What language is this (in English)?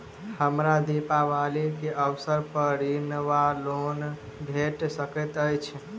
Maithili